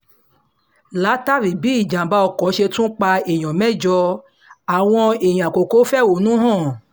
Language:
Yoruba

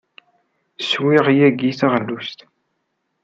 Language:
Kabyle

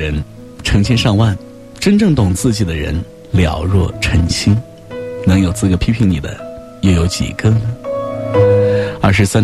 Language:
Chinese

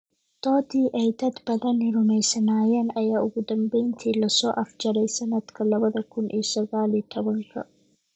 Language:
Somali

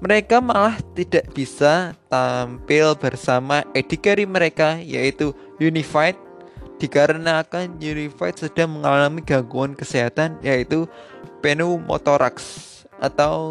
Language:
Indonesian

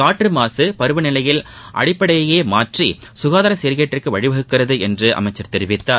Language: Tamil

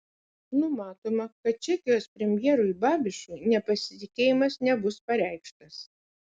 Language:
Lithuanian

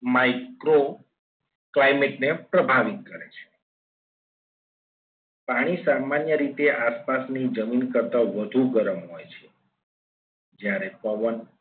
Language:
Gujarati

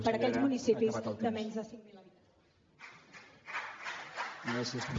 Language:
Catalan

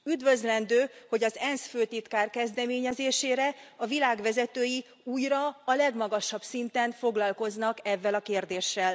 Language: Hungarian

